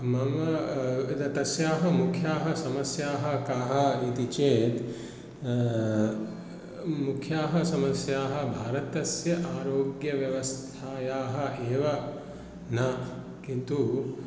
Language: Sanskrit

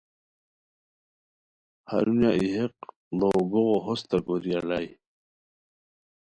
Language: Khowar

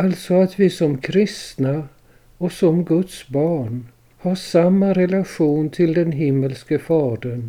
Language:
Swedish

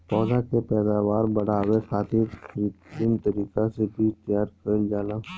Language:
Bhojpuri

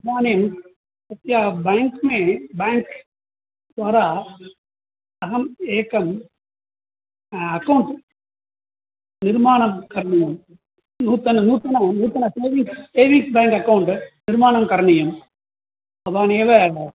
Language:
Sanskrit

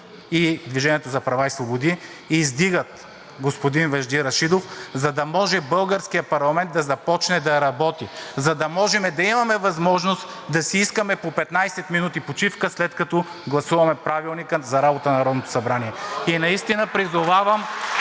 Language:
Bulgarian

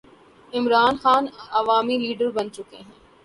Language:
Urdu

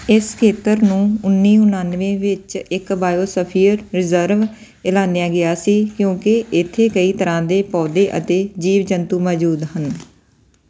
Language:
Punjabi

